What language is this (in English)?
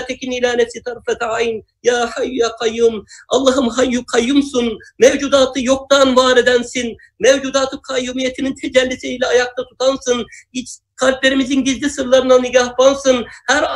Turkish